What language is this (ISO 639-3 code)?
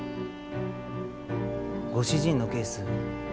jpn